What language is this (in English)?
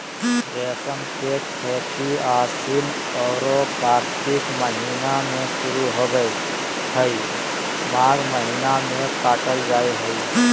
Magahi